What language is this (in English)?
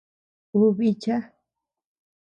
Tepeuxila Cuicatec